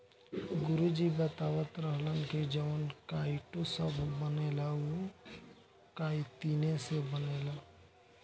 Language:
Bhojpuri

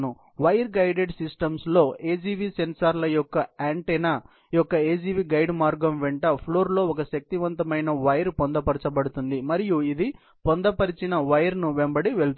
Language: Telugu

